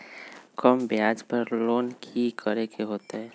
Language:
Magahi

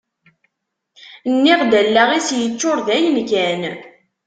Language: Kabyle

